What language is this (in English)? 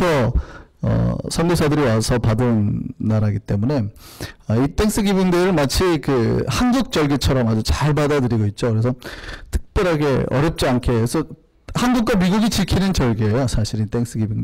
Korean